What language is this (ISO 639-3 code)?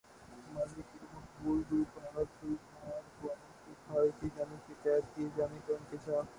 urd